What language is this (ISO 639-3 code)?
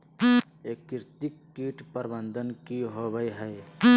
mag